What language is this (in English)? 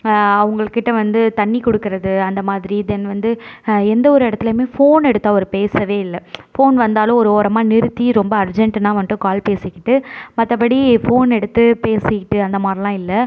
Tamil